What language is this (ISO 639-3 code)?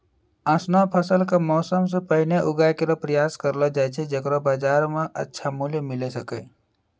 mai